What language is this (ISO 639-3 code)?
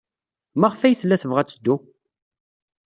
kab